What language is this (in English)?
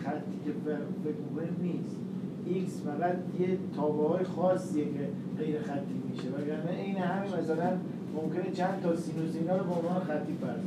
Persian